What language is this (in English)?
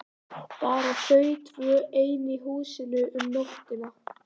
Icelandic